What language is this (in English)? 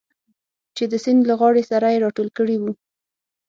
Pashto